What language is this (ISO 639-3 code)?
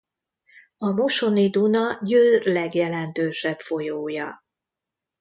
hun